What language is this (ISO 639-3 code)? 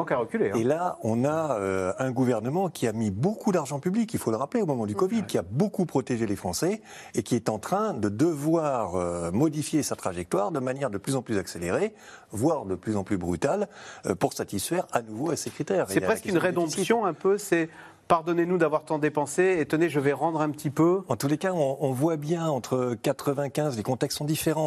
fra